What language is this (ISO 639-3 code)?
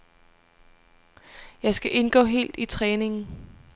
dan